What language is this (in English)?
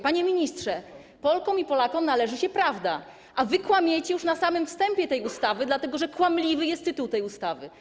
Polish